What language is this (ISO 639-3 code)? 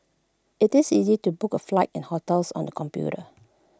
eng